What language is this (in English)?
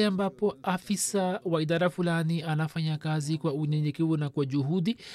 Swahili